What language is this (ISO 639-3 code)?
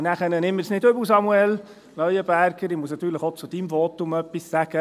gsw